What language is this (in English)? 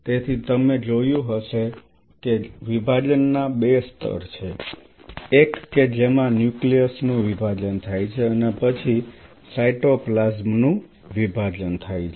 Gujarati